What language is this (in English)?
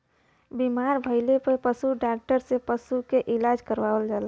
Bhojpuri